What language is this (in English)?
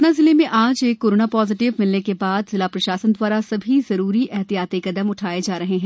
Hindi